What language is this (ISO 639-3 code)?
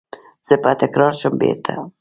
pus